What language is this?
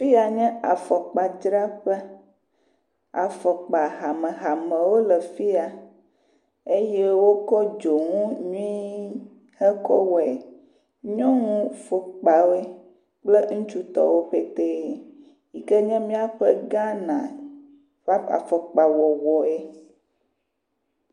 Ewe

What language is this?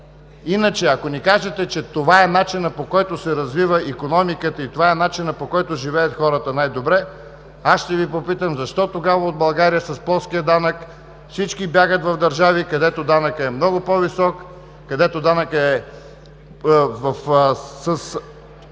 Bulgarian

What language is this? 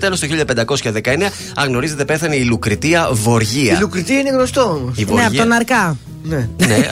Greek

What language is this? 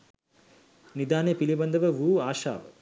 Sinhala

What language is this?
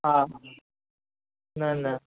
Sindhi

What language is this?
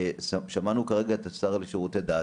Hebrew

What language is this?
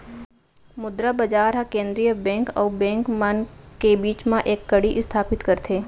Chhattisgarhi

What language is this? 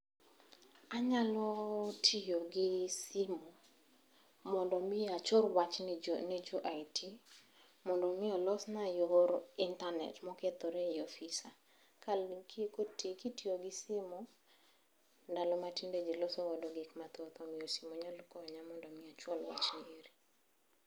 Luo (Kenya and Tanzania)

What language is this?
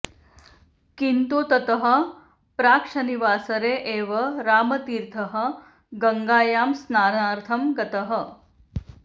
Sanskrit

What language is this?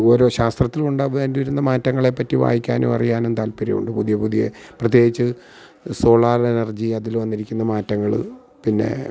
Malayalam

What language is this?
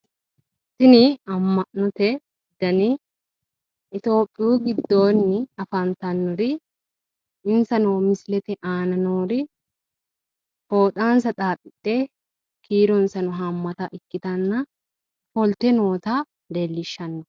Sidamo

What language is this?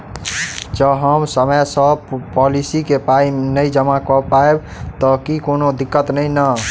Maithili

